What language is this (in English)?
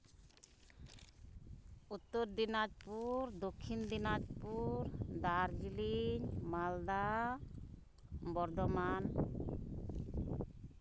Santali